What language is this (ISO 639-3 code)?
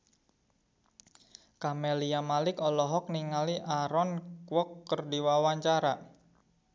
sun